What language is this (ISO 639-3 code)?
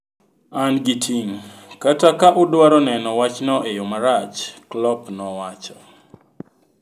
luo